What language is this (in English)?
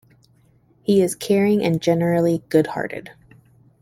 English